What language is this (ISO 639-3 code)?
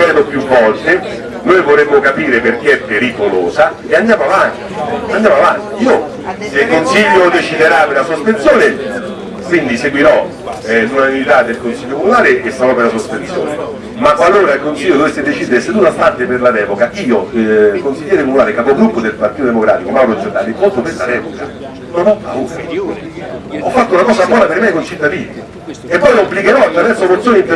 ita